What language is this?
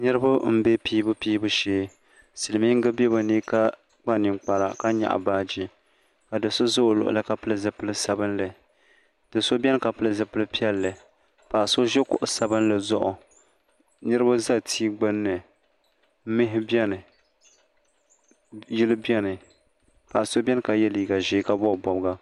Dagbani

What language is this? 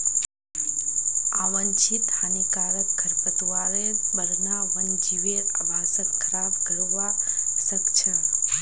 Magahi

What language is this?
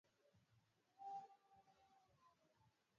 Swahili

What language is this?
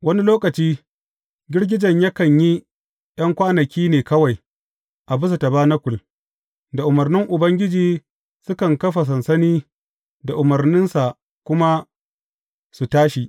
Hausa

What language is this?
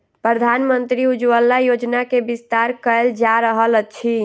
Maithili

